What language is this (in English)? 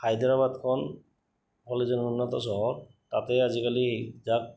Assamese